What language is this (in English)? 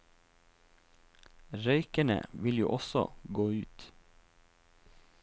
Norwegian